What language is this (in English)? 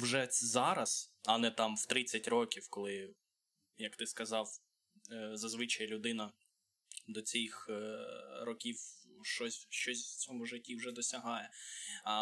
Ukrainian